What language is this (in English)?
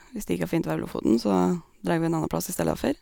Norwegian